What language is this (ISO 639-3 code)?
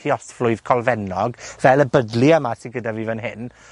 cym